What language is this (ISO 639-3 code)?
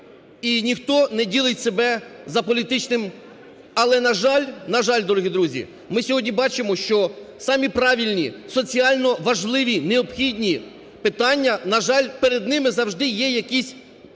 ukr